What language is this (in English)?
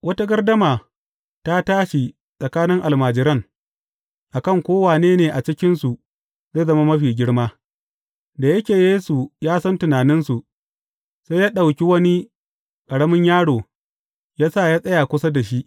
Hausa